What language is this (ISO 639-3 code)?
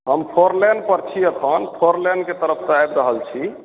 mai